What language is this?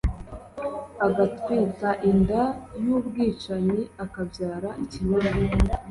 Kinyarwanda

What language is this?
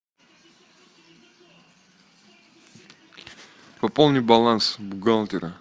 Russian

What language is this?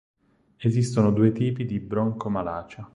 Italian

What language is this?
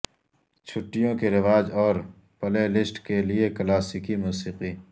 Urdu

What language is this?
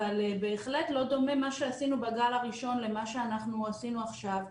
Hebrew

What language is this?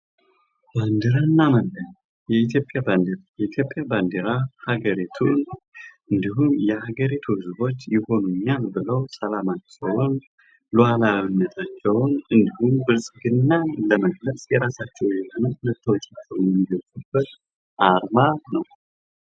Amharic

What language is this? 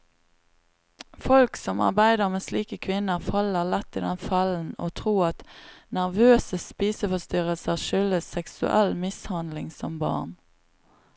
Norwegian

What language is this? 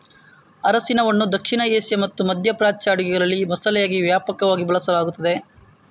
Kannada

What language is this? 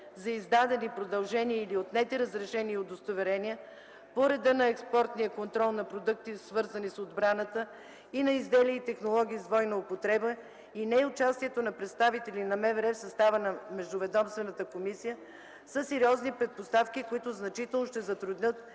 Bulgarian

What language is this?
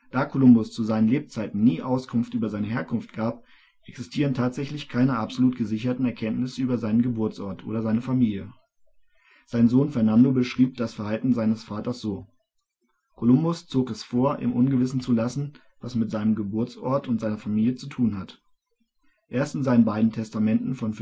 German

